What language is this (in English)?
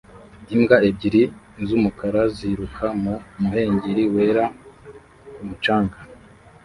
Kinyarwanda